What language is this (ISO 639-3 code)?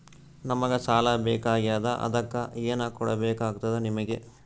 kan